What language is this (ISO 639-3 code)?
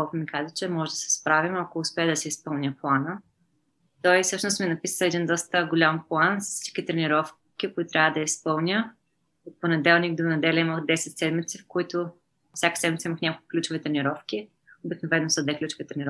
bul